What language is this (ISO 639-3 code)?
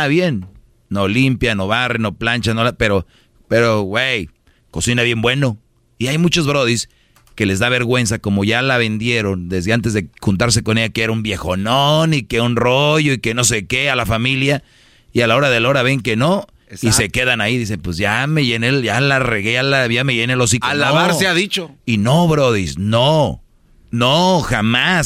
spa